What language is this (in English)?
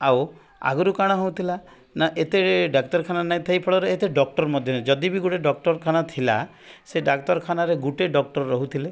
Odia